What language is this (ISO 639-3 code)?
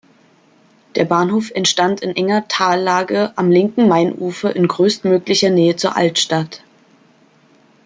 deu